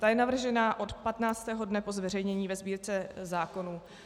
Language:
Czech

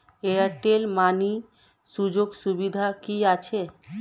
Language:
Bangla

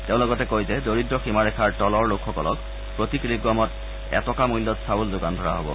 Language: Assamese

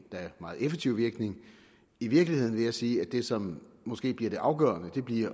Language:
Danish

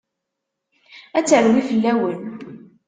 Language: Kabyle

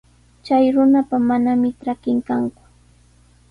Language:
Sihuas Ancash Quechua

